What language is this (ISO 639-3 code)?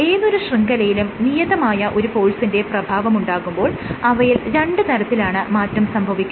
mal